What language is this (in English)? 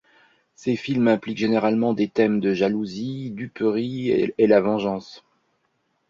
French